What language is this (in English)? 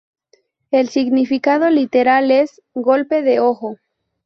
Spanish